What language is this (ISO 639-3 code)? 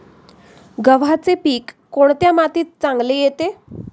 mar